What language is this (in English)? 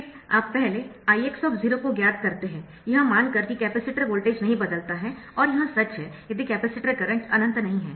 Hindi